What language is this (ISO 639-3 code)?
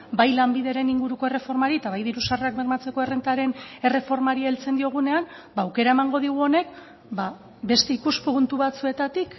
eus